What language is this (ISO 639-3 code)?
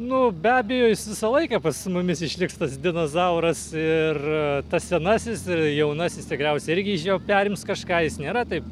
lit